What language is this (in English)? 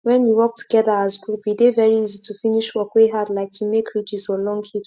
Nigerian Pidgin